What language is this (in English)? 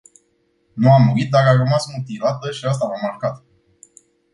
Romanian